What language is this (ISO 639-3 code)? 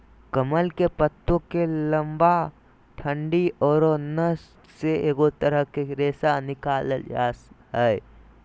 mag